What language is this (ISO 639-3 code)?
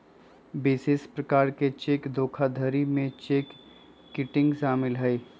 mag